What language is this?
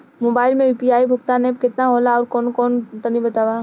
Bhojpuri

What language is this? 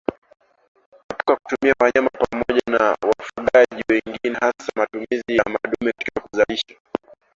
Swahili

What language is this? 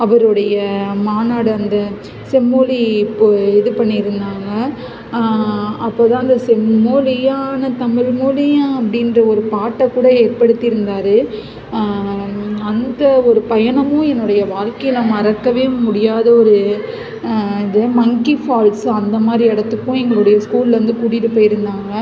Tamil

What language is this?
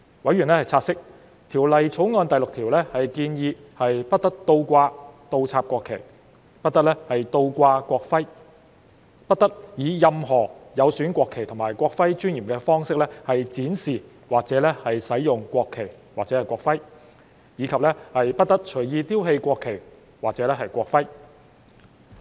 Cantonese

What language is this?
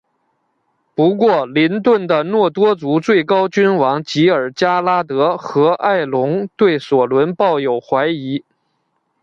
Chinese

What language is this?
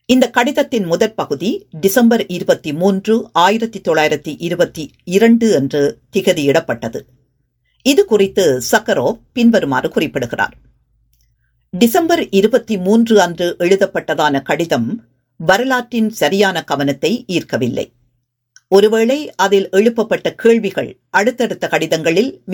Tamil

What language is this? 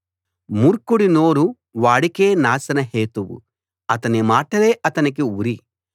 Telugu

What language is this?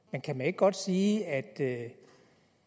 Danish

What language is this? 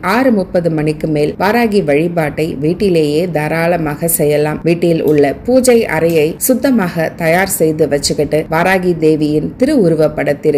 Tamil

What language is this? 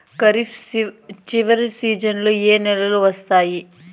Telugu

